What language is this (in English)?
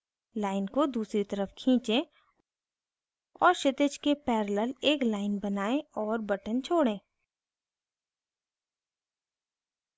Hindi